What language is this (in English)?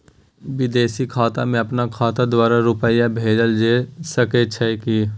Maithili